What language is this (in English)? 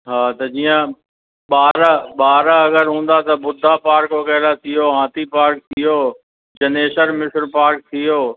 Sindhi